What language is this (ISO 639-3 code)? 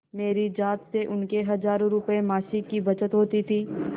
hin